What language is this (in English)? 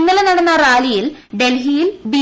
Malayalam